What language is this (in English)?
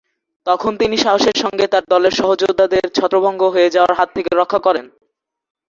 Bangla